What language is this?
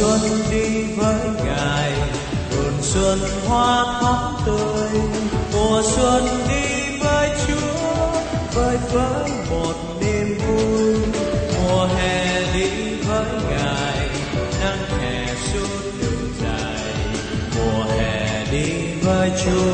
Vietnamese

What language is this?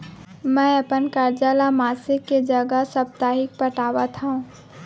Chhattisgarhi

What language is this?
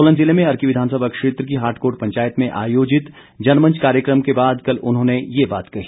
Hindi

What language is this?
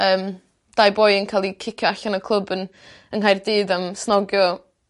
Welsh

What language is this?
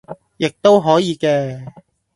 Cantonese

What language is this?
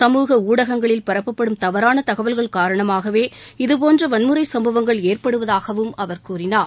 Tamil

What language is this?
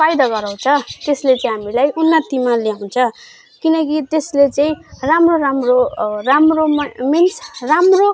Nepali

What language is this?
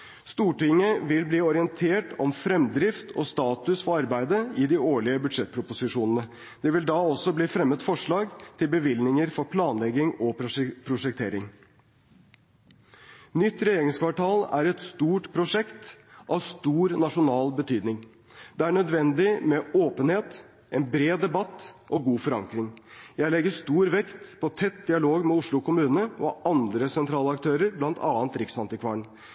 Norwegian Bokmål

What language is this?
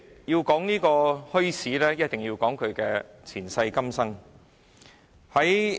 Cantonese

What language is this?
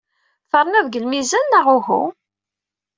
Kabyle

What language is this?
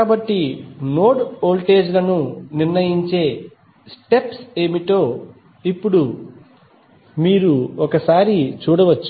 Telugu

